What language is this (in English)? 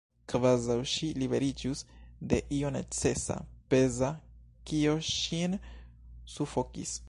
Esperanto